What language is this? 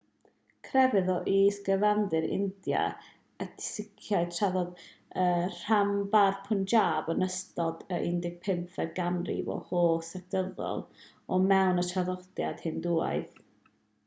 Welsh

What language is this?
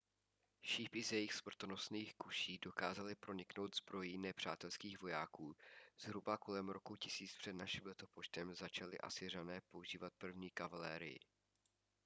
Czech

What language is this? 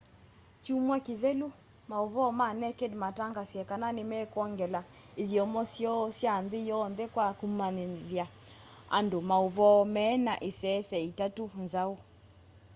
Kamba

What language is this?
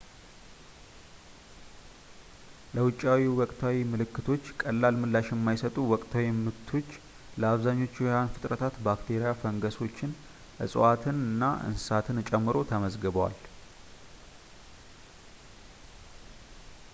Amharic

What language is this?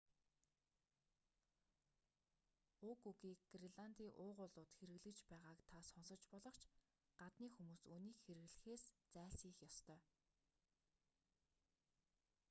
Mongolian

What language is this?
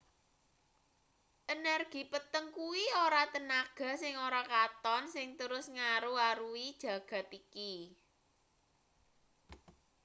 Javanese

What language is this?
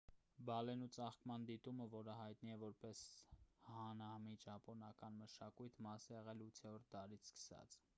Armenian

